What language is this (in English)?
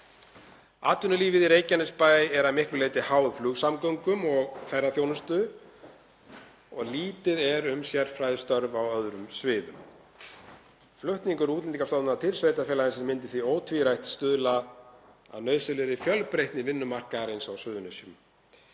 Icelandic